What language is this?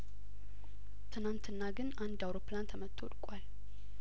Amharic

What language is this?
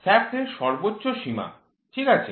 Bangla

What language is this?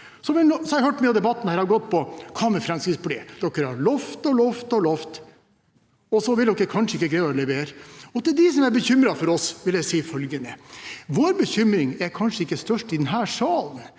Norwegian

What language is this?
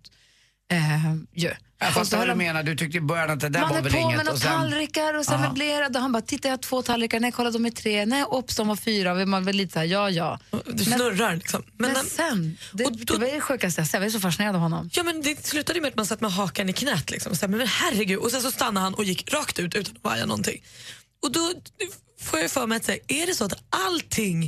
Swedish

